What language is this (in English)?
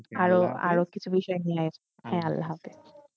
Bangla